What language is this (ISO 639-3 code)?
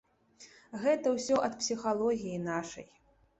bel